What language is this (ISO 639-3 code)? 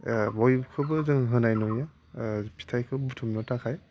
brx